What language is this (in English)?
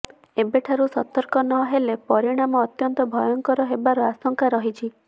Odia